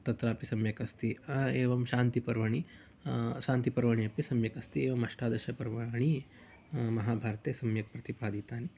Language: Sanskrit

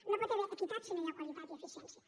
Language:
Catalan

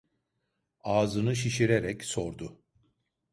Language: Turkish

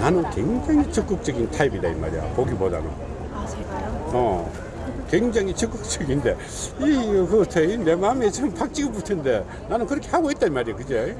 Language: Korean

